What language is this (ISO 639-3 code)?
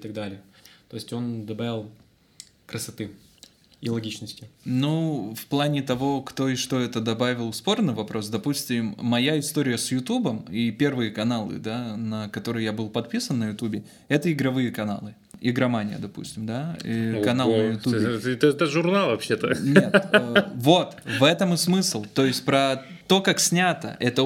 rus